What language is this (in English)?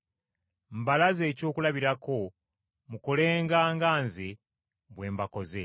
Ganda